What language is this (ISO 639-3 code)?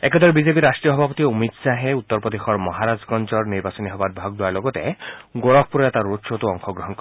asm